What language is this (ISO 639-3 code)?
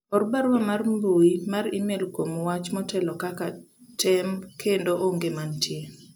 luo